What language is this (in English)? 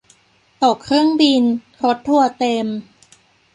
Thai